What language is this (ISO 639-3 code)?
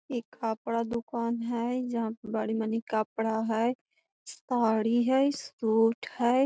mag